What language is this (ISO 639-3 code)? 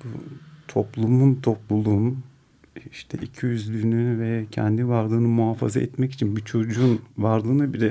tur